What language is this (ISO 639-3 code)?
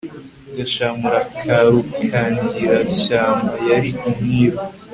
kin